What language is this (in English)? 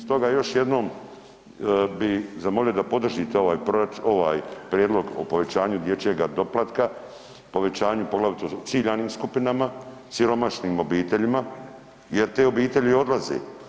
Croatian